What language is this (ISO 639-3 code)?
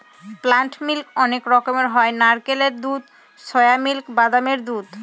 ben